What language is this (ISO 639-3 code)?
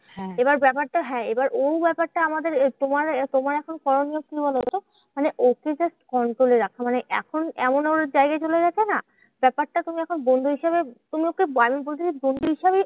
ben